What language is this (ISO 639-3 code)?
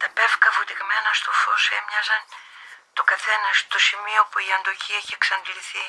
ell